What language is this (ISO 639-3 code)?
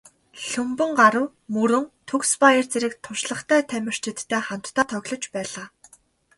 mon